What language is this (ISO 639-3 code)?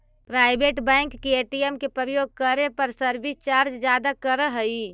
mag